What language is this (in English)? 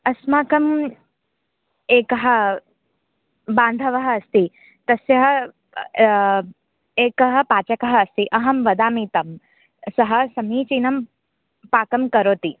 Sanskrit